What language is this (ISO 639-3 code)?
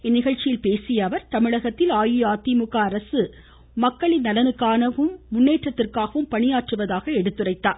tam